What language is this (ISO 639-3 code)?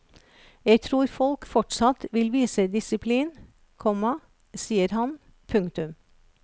nor